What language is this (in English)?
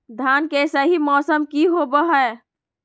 Magahi